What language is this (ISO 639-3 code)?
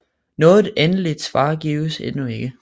dan